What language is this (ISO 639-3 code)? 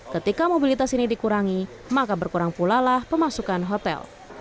ind